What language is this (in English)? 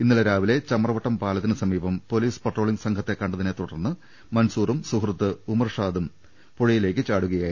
Malayalam